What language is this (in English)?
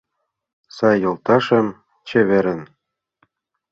Mari